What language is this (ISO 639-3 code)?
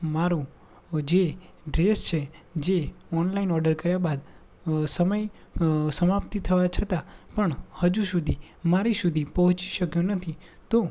guj